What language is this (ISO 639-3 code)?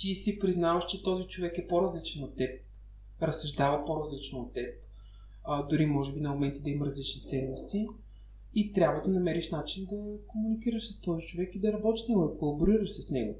bul